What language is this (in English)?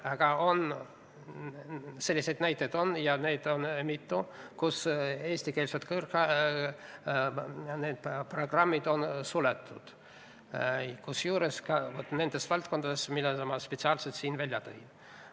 Estonian